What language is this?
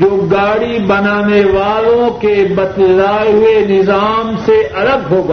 Urdu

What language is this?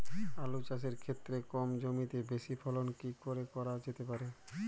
Bangla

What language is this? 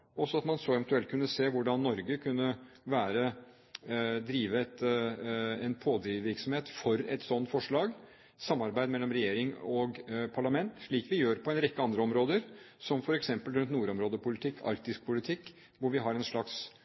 Norwegian Bokmål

